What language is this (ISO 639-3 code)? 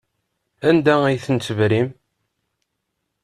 kab